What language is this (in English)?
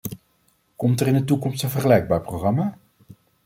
Dutch